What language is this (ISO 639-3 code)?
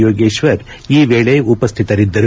kan